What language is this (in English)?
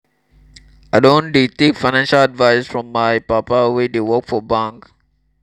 Nigerian Pidgin